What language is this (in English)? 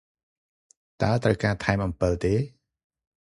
Khmer